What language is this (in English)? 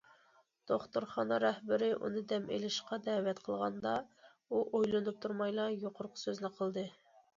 Uyghur